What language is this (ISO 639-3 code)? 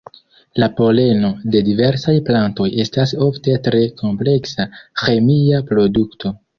epo